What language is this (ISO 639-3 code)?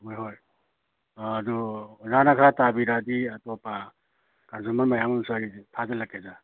mni